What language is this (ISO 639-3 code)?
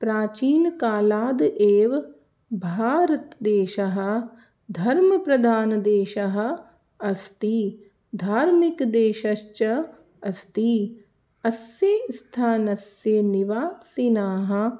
san